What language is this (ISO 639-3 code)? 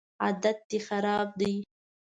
pus